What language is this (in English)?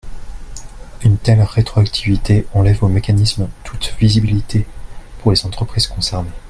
French